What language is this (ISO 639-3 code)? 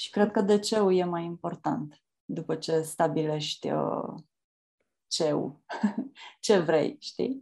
ron